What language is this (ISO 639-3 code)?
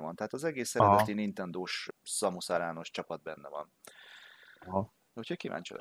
hun